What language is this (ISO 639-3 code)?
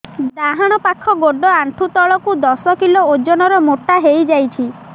ori